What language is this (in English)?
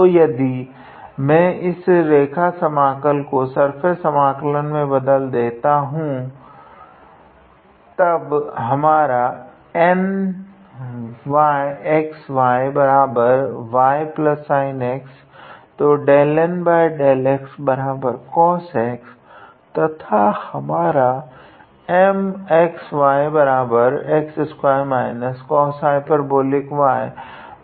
Hindi